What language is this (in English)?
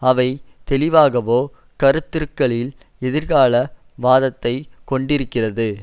Tamil